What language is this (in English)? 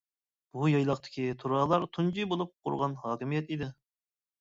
Uyghur